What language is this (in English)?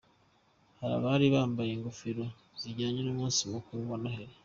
Kinyarwanda